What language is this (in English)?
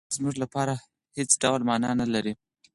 Pashto